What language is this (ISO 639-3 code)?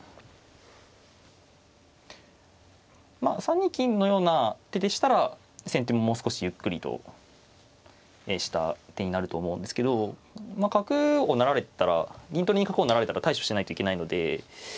jpn